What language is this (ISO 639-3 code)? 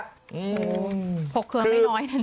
tha